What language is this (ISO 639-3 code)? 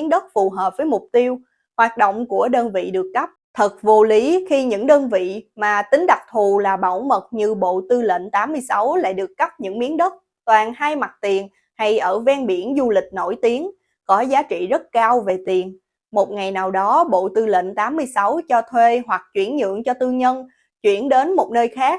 vie